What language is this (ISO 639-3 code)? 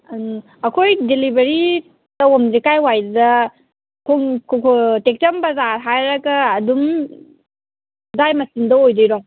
mni